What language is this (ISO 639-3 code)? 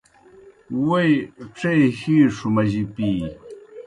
plk